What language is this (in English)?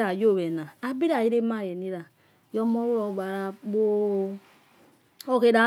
Yekhee